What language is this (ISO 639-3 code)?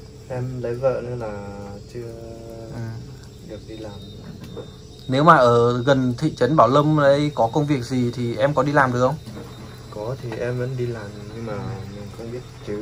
vie